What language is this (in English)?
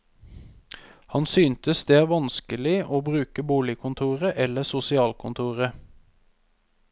Norwegian